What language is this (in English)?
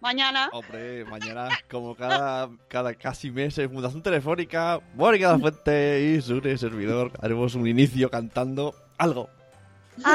Spanish